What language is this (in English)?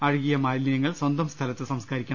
Malayalam